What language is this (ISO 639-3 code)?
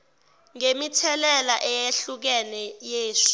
zul